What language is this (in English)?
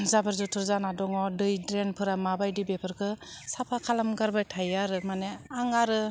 Bodo